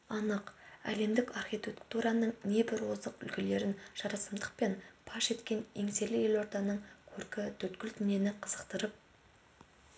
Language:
Kazakh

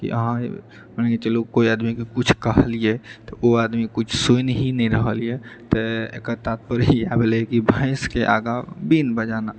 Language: Maithili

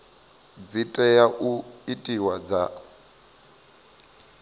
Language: Venda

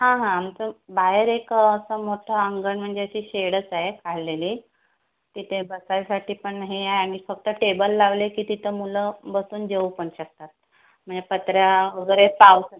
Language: Marathi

